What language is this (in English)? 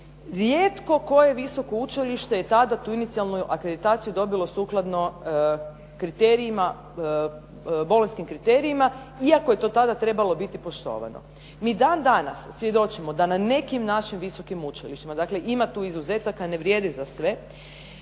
Croatian